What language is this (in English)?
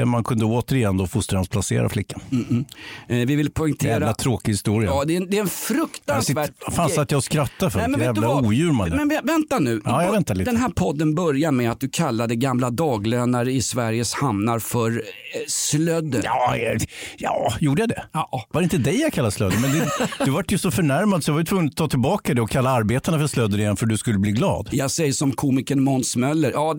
Swedish